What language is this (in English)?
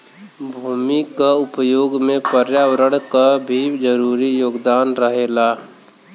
Bhojpuri